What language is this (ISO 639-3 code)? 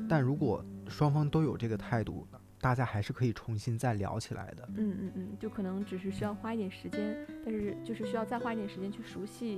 zho